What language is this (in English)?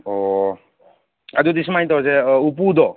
Manipuri